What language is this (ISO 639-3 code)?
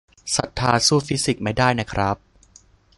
tha